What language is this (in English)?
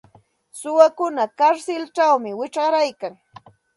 Santa Ana de Tusi Pasco Quechua